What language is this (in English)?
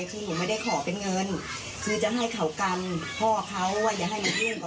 Thai